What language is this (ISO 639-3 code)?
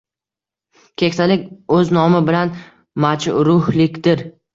uzb